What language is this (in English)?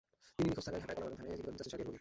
Bangla